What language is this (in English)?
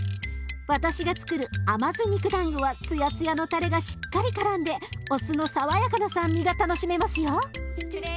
Japanese